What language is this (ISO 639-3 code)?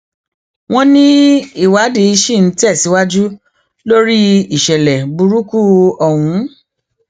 yor